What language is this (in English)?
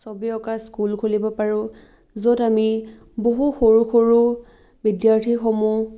Assamese